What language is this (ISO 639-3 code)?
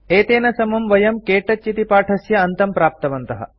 san